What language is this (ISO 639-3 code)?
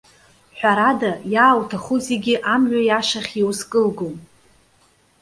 abk